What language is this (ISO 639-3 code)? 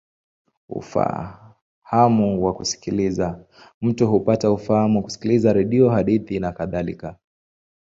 swa